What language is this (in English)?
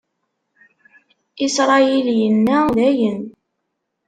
Kabyle